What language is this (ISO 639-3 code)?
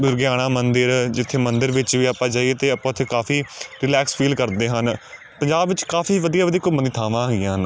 pan